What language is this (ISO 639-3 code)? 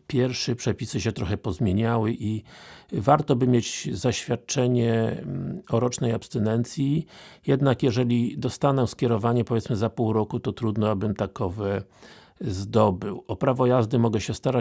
pol